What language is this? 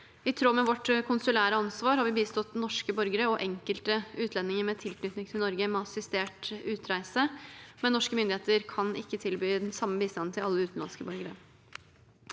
Norwegian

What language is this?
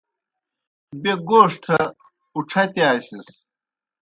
Kohistani Shina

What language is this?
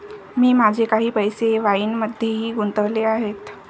Marathi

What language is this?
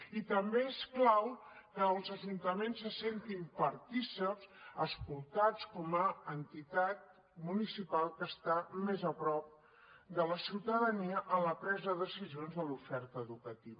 Catalan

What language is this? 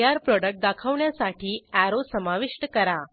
Marathi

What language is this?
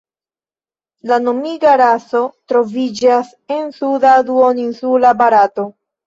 Esperanto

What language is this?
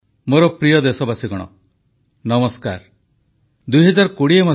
Odia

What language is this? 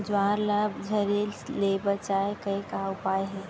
Chhattisgarhi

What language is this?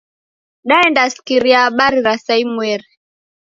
Taita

